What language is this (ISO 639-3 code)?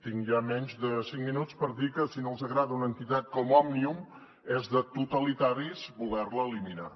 cat